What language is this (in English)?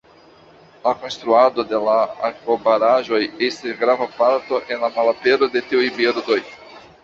Esperanto